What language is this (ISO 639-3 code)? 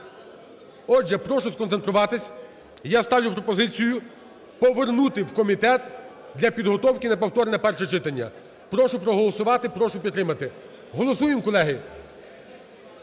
ukr